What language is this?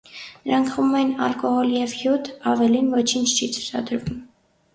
Armenian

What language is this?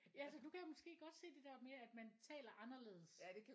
Danish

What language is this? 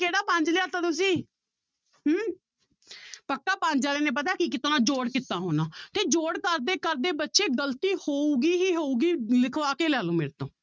Punjabi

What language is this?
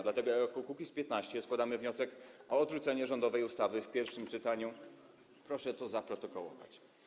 Polish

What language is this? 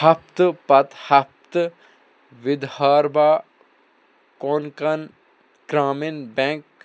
Kashmiri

